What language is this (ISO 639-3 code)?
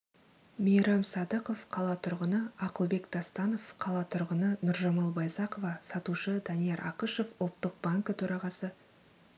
kaz